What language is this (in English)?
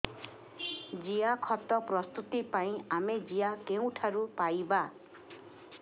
Odia